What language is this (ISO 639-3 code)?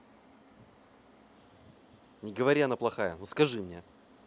rus